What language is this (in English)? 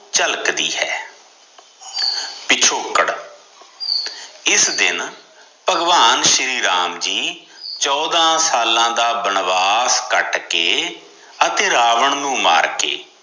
Punjabi